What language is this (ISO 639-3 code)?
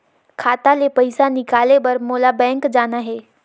hne